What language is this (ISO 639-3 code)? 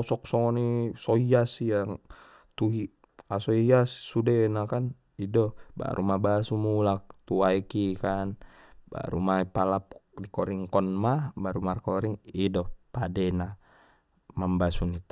btm